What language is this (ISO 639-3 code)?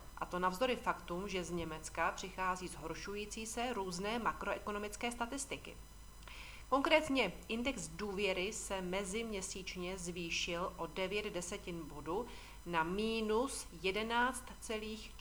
ces